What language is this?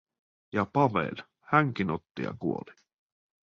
Finnish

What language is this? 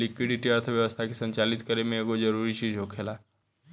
Bhojpuri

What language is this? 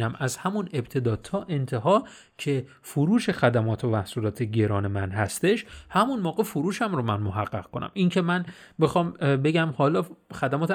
Persian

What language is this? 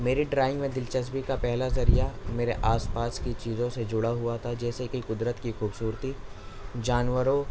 Urdu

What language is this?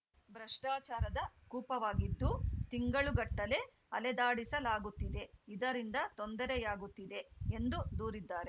Kannada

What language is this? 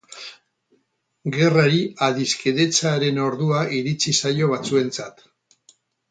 Basque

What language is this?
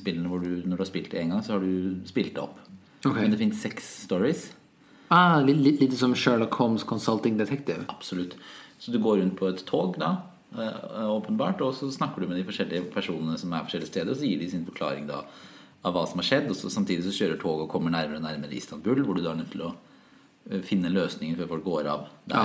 Swedish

